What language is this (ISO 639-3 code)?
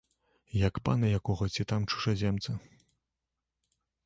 bel